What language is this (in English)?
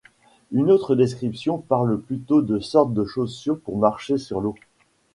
French